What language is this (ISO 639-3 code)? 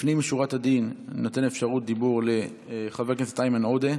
heb